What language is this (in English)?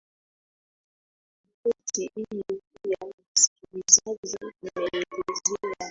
Swahili